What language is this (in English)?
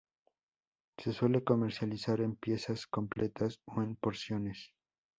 Spanish